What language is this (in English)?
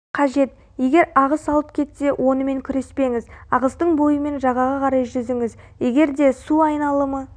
Kazakh